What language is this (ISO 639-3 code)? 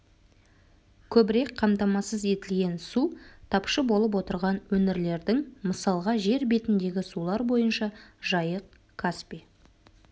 kaz